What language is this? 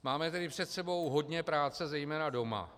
Czech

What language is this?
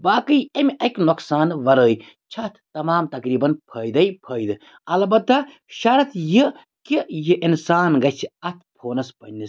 Kashmiri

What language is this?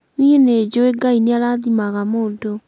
Kikuyu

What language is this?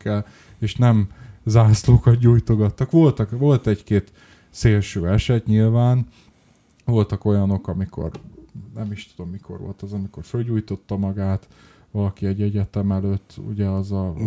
Hungarian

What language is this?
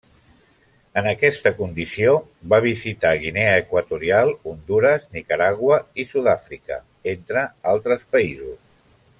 Catalan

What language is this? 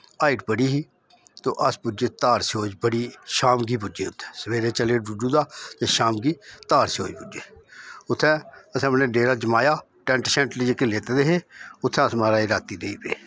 Dogri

